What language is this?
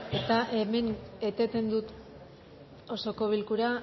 Basque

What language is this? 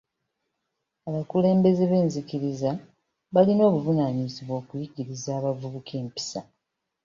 Ganda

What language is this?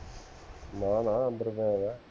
Punjabi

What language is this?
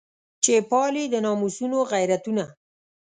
Pashto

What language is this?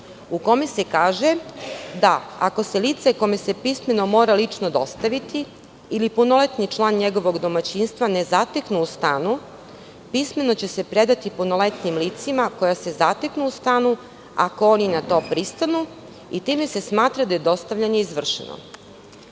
Serbian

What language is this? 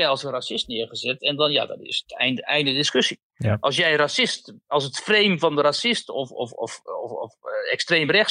Dutch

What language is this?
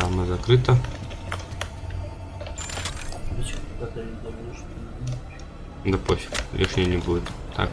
Russian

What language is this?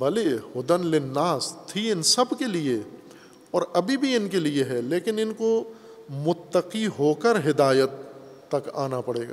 Urdu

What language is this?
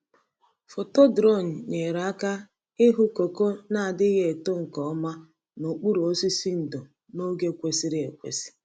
Igbo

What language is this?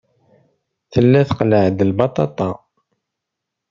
Kabyle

